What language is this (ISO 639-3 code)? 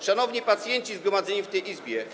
pol